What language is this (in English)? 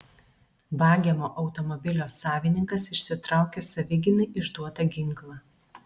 Lithuanian